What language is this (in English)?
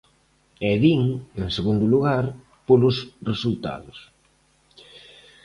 Galician